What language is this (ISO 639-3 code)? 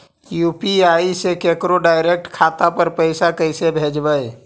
mag